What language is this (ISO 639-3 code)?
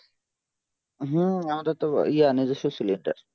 ben